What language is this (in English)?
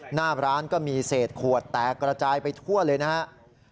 Thai